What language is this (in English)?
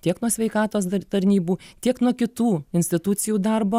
Lithuanian